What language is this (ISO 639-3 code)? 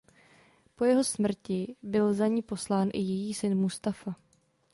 ces